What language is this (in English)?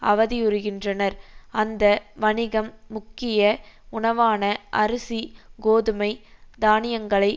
Tamil